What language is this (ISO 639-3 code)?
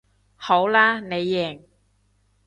yue